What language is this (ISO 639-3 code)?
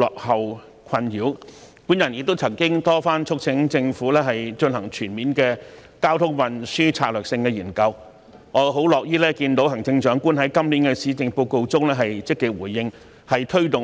yue